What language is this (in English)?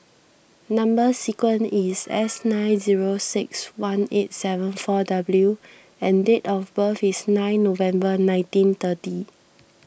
English